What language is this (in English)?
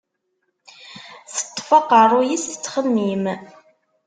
Kabyle